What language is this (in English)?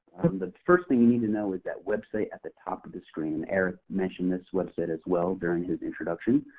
English